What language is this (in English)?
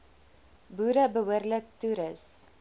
Afrikaans